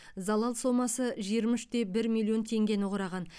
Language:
Kazakh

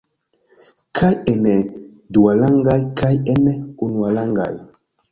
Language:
Esperanto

